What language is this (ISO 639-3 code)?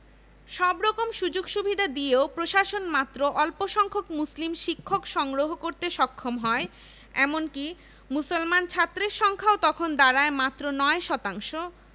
ben